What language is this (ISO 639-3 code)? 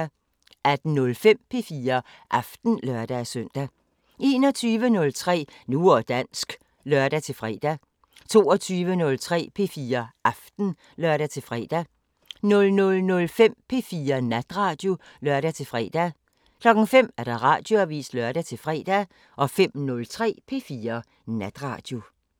dan